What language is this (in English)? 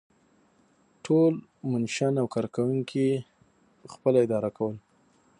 Pashto